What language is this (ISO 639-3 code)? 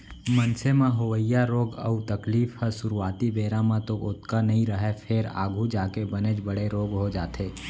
hne